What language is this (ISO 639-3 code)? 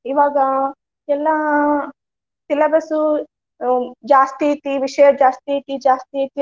kan